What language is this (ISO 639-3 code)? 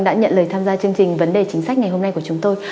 vie